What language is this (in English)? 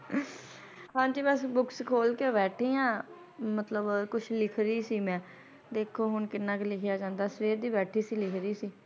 Punjabi